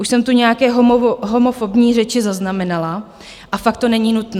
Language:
Czech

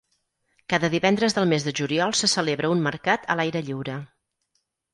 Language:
Catalan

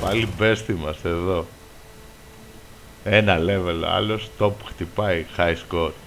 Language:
Greek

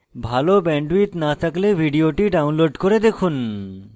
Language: Bangla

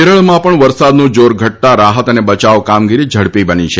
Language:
Gujarati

